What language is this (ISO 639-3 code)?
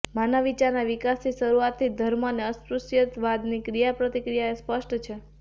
guj